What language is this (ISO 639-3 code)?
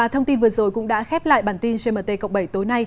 vie